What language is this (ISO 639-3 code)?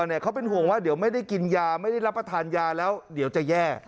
tha